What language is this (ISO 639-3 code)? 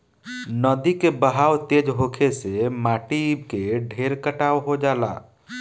bho